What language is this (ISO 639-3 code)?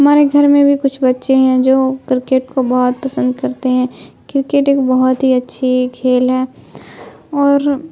urd